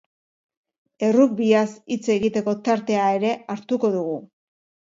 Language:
Basque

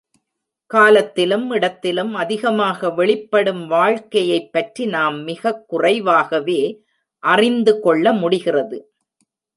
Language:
Tamil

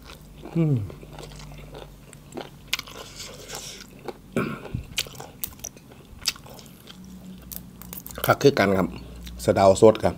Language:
Thai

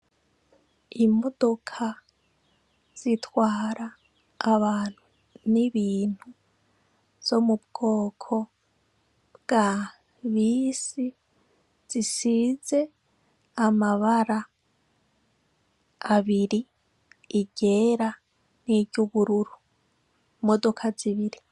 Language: Rundi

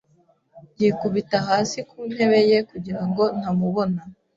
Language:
Kinyarwanda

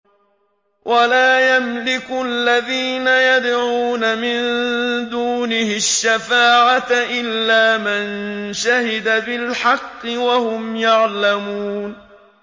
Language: Arabic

